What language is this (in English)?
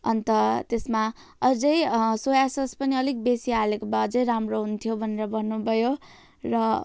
Nepali